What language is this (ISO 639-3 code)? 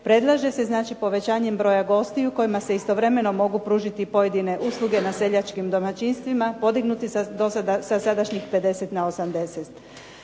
hrv